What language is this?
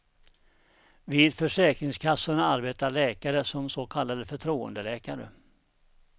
Swedish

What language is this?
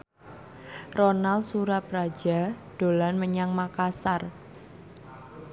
Javanese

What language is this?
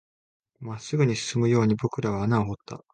Japanese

